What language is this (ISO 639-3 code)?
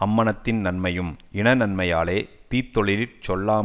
tam